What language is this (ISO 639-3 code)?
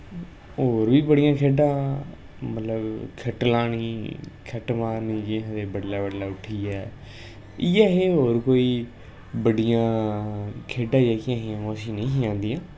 doi